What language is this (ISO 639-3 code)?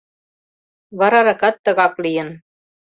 chm